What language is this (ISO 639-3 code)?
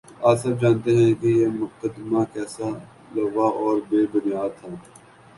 urd